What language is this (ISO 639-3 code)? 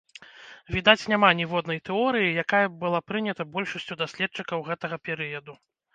bel